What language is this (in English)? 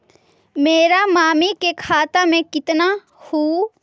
Magahi